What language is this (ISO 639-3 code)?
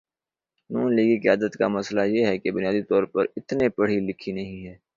urd